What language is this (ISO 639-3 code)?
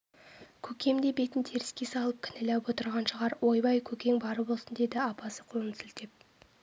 kaz